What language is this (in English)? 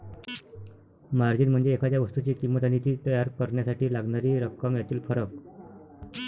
Marathi